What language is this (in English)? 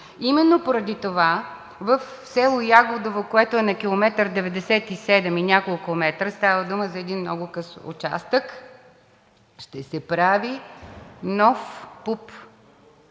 Bulgarian